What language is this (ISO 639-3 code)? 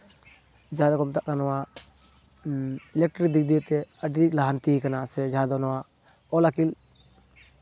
sat